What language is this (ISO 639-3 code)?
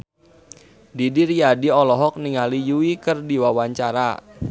sun